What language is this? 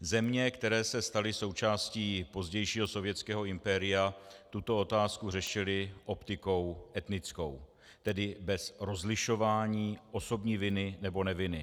Czech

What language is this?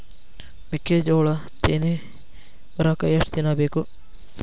Kannada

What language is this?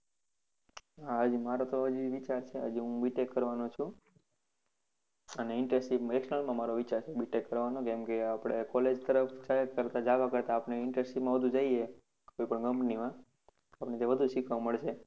Gujarati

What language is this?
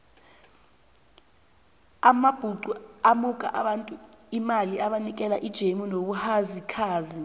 South Ndebele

